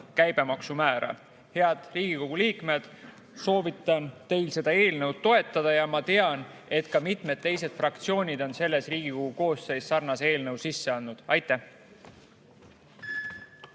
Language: Estonian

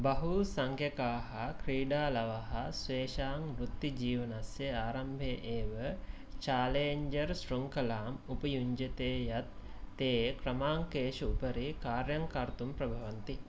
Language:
Sanskrit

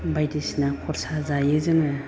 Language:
Bodo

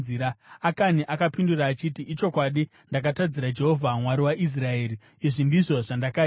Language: Shona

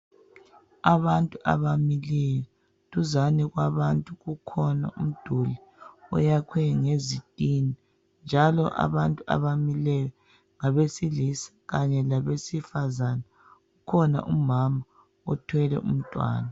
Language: North Ndebele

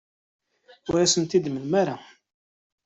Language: Kabyle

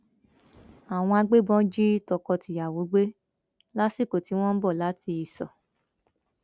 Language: Yoruba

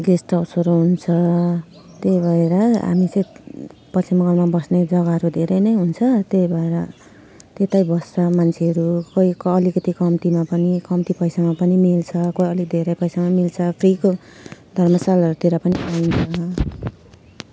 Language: Nepali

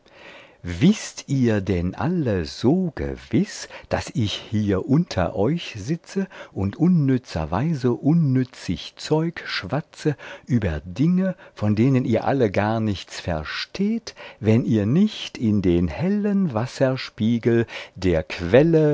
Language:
German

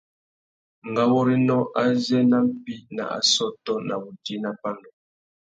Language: Tuki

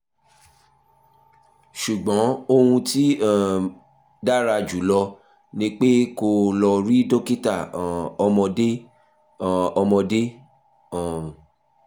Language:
Yoruba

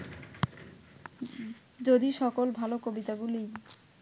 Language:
Bangla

